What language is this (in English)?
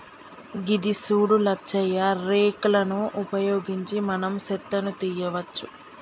Telugu